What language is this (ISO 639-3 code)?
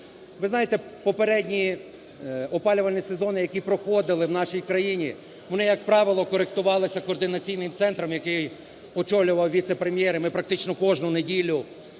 ukr